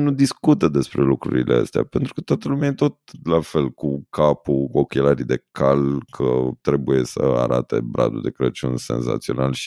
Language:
Romanian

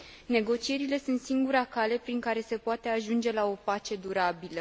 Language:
Romanian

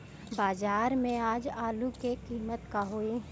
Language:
Bhojpuri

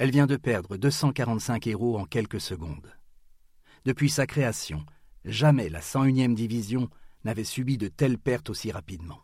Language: French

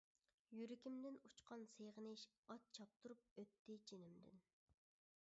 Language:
Uyghur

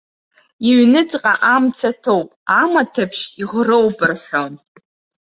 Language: Abkhazian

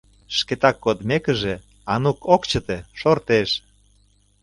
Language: Mari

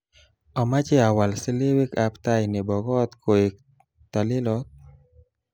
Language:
Kalenjin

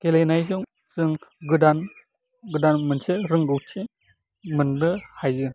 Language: Bodo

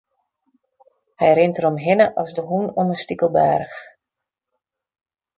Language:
Western Frisian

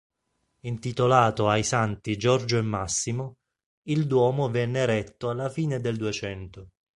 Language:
Italian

